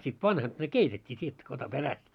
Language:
Finnish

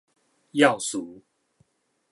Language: Min Nan Chinese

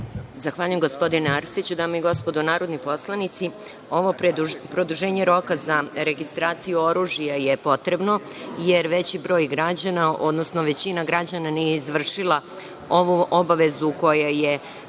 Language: Serbian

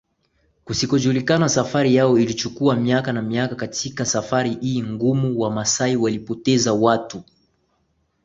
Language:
Swahili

